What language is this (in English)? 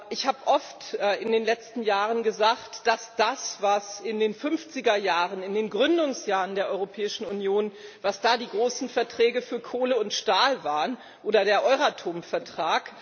German